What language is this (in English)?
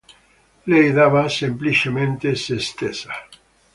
Italian